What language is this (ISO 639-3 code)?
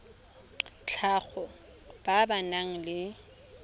tsn